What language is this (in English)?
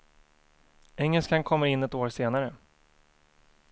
Swedish